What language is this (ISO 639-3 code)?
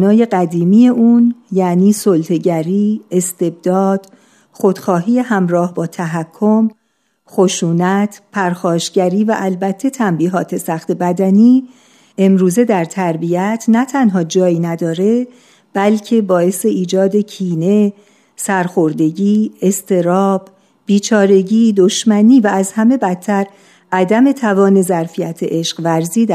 fas